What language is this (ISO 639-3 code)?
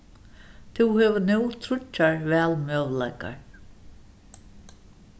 fao